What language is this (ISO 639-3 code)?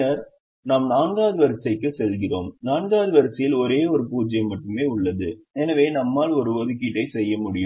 tam